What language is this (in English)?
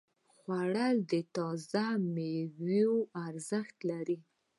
Pashto